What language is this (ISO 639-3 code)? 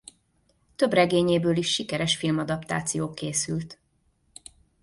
hun